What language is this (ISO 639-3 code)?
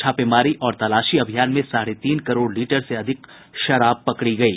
hin